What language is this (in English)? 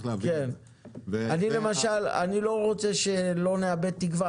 Hebrew